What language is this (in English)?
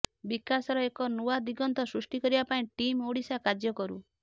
Odia